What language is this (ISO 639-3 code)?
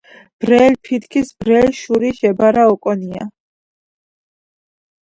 kat